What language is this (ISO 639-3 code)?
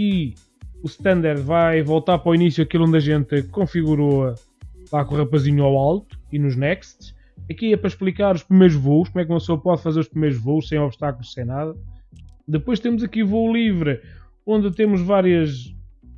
por